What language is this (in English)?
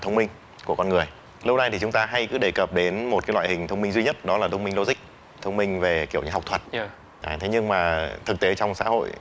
Vietnamese